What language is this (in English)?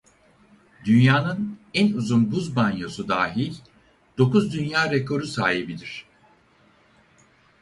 Turkish